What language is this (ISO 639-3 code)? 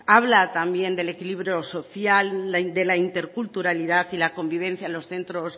spa